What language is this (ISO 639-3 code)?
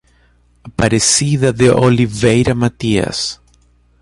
por